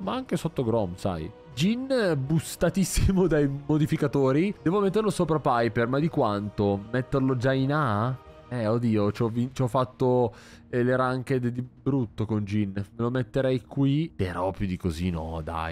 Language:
Italian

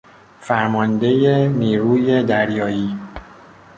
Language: Persian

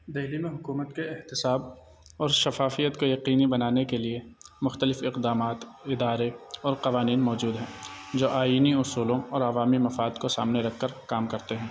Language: Urdu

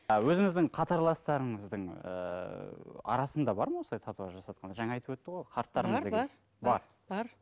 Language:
Kazakh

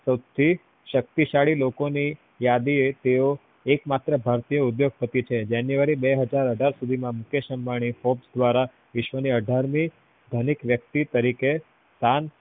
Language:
Gujarati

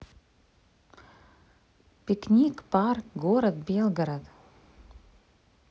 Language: Russian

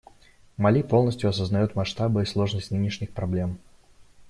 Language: Russian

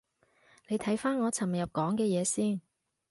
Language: Cantonese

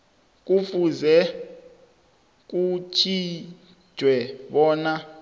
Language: South Ndebele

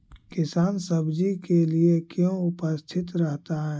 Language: Magahi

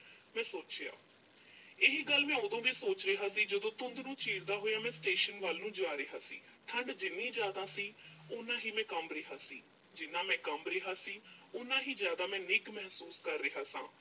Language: Punjabi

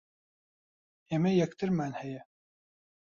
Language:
Central Kurdish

